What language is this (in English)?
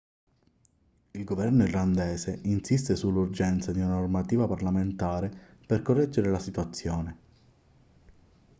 Italian